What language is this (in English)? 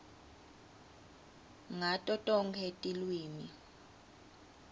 Swati